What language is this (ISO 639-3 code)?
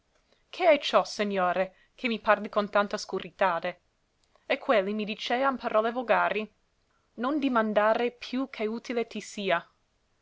ita